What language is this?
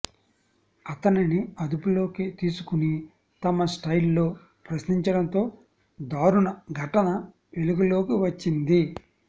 Telugu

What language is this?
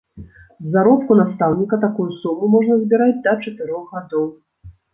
Belarusian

